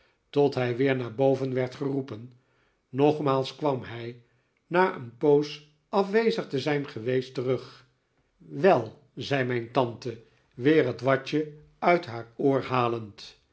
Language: Dutch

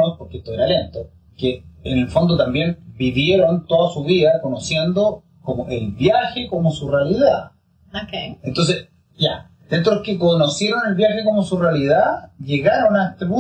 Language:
Spanish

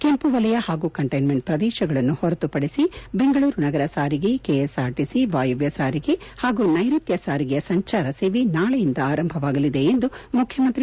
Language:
Kannada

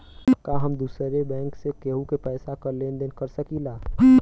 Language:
Bhojpuri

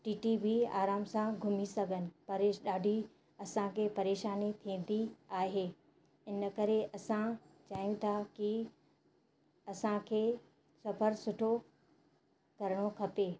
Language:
Sindhi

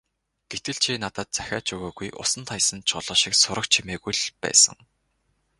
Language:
Mongolian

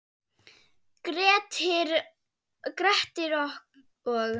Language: Icelandic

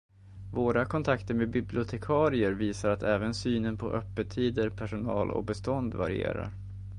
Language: Swedish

